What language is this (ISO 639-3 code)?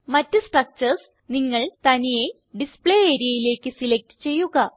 mal